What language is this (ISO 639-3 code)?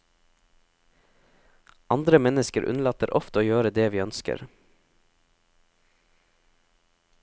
nor